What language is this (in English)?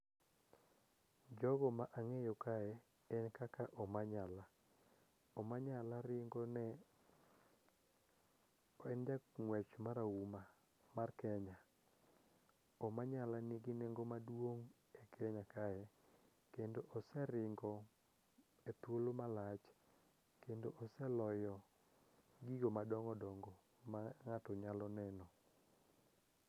Luo (Kenya and Tanzania)